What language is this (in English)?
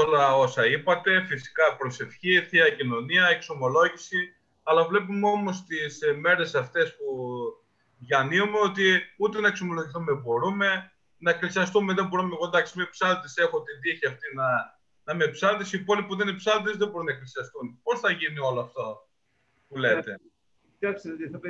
Greek